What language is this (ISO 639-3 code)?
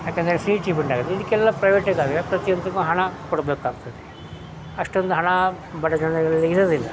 kan